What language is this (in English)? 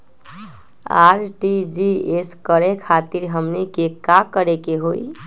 Magahi